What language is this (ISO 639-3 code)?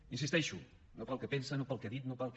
cat